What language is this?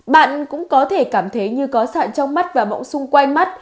Vietnamese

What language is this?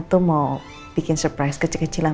Indonesian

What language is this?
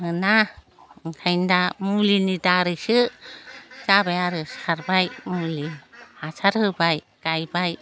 Bodo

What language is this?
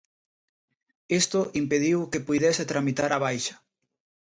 Galician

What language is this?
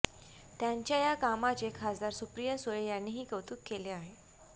Marathi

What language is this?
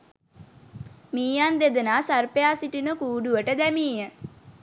Sinhala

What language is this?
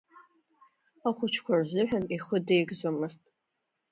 Abkhazian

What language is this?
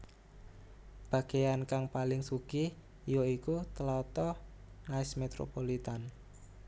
Javanese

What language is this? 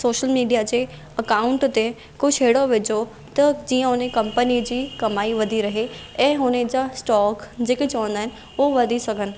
Sindhi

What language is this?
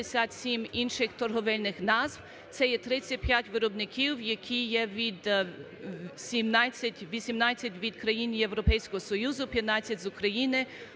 Ukrainian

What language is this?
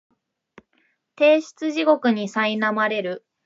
Japanese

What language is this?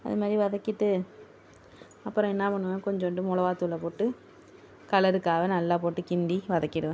Tamil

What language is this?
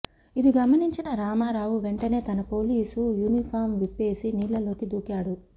Telugu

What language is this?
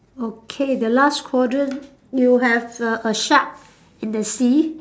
English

